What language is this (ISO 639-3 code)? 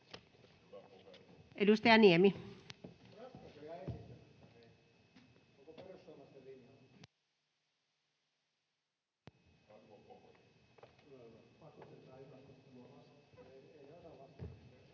fin